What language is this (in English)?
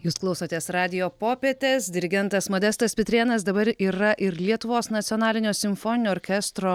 Lithuanian